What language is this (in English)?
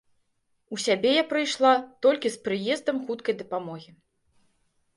Belarusian